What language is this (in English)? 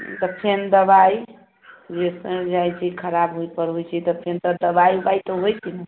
Maithili